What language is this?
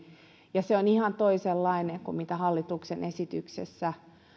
Finnish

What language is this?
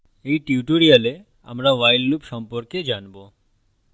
Bangla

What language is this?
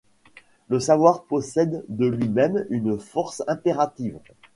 French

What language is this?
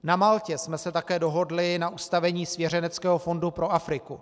Czech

